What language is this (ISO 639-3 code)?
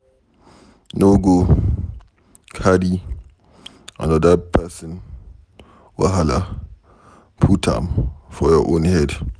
pcm